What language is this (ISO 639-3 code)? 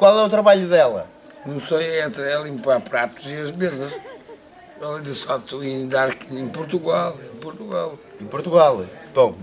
por